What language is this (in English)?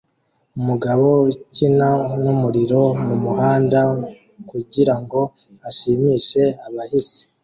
Kinyarwanda